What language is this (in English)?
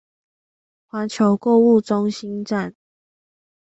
Chinese